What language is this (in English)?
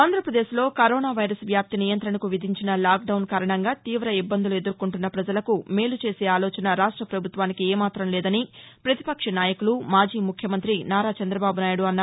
Telugu